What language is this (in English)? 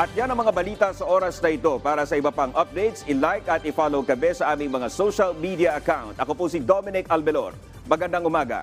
Filipino